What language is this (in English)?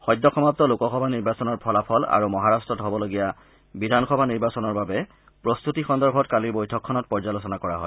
Assamese